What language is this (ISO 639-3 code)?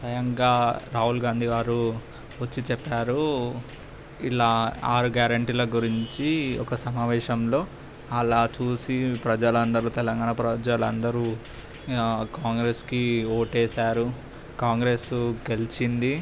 tel